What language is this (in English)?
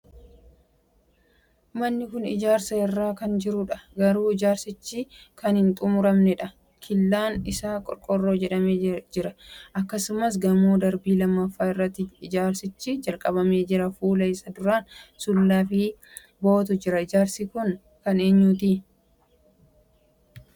Oromo